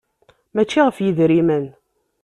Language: Kabyle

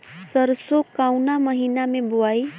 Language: Bhojpuri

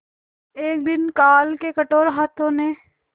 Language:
Hindi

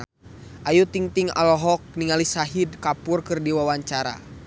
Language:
Sundanese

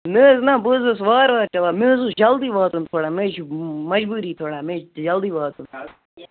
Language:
Kashmiri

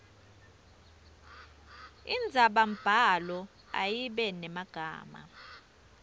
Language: Swati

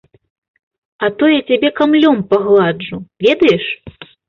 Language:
Belarusian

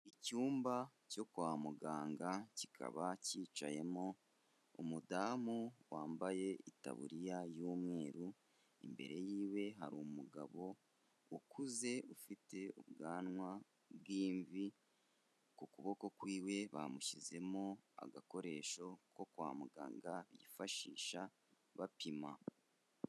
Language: Kinyarwanda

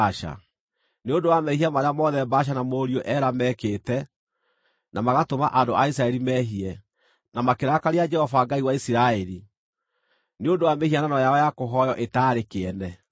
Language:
Kikuyu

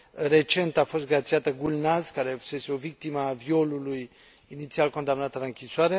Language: Romanian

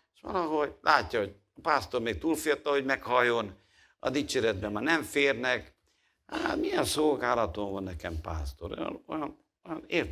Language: Hungarian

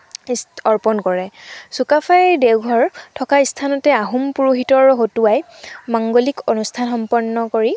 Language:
Assamese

